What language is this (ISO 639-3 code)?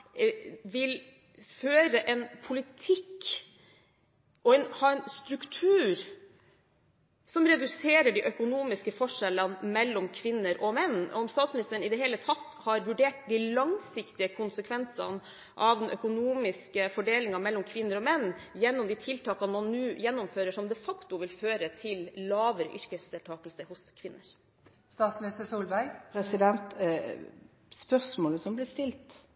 nob